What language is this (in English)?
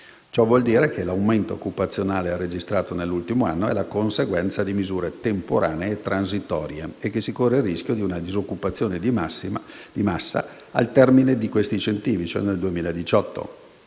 Italian